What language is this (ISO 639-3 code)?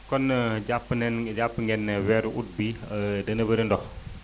wol